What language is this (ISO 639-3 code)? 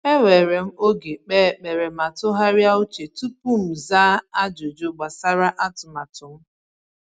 ibo